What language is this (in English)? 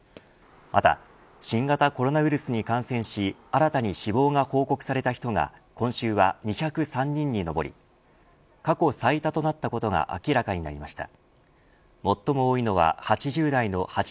Japanese